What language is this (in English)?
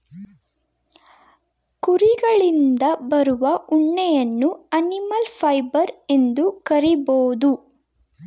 Kannada